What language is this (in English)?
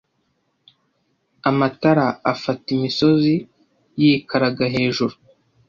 Kinyarwanda